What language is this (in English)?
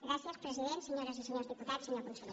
Catalan